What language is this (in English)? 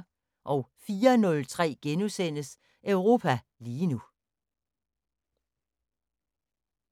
Danish